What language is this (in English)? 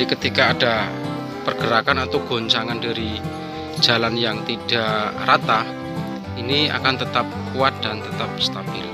Indonesian